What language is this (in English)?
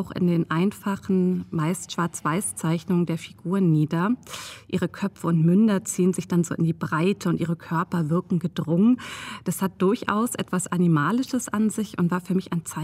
German